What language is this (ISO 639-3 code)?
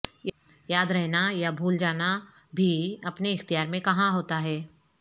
urd